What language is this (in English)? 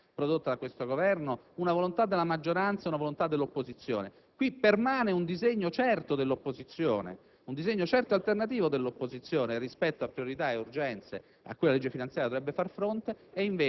Italian